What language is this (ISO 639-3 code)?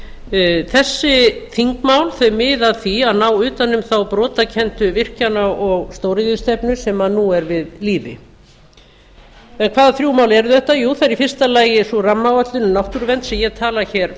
isl